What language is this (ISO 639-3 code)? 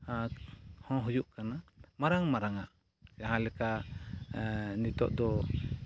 sat